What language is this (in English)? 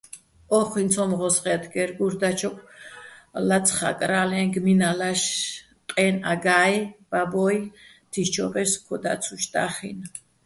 Bats